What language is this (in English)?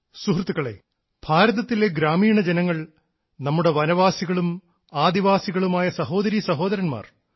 Malayalam